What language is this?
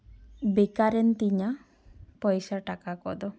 Santali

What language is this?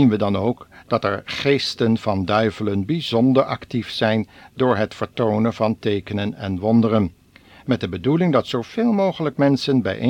Dutch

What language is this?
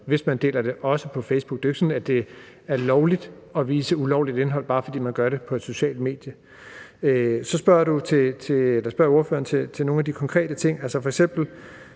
Danish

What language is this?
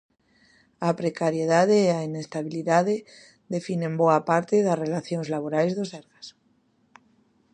Galician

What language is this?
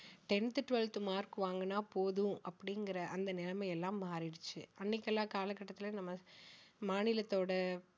Tamil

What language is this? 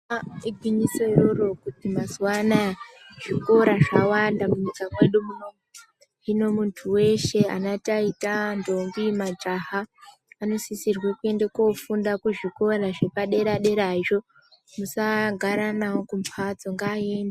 Ndau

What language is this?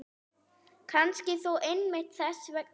Icelandic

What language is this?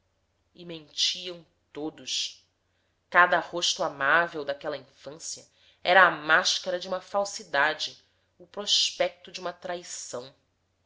Portuguese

